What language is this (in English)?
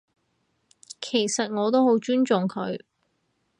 Cantonese